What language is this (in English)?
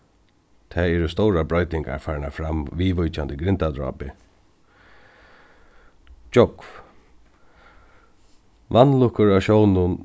Faroese